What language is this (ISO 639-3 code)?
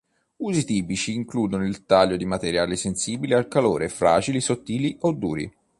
ita